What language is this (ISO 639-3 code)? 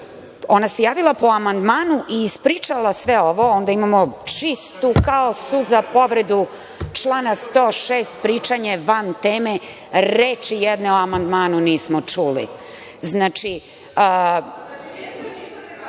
srp